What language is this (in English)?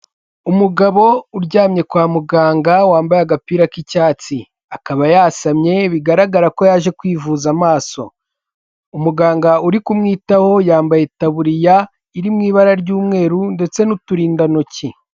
Kinyarwanda